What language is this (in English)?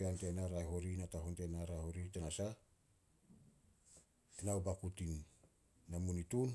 Solos